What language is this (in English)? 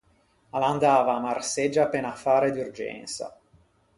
Ligurian